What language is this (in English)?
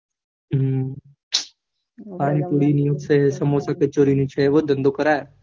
Gujarati